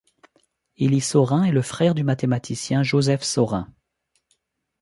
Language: French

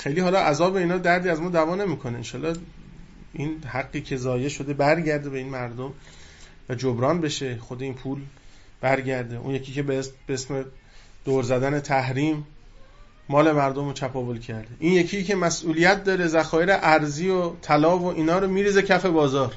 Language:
Persian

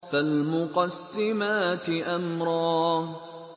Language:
Arabic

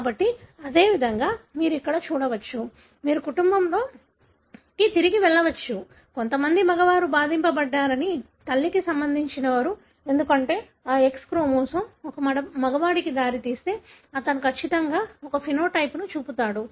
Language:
Telugu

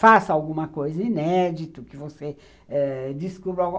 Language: Portuguese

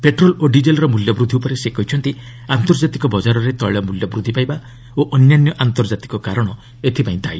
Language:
Odia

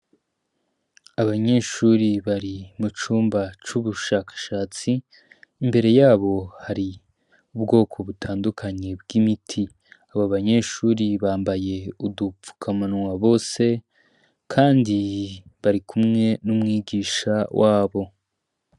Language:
Rundi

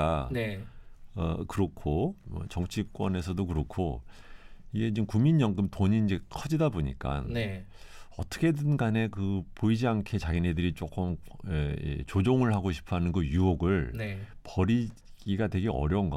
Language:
Korean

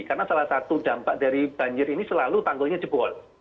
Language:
Indonesian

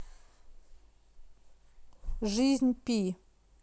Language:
Russian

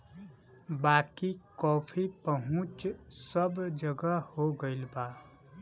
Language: Bhojpuri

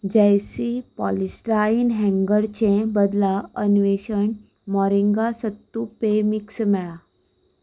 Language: Konkani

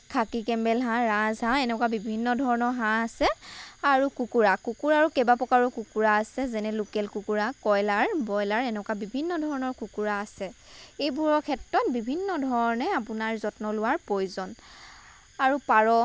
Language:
Assamese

